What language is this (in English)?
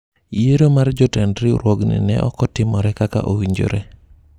Luo (Kenya and Tanzania)